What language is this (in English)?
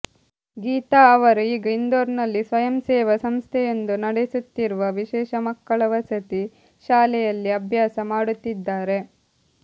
Kannada